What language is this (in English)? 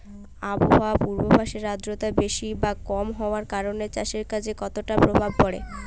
Bangla